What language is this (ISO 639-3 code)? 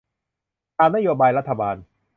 tha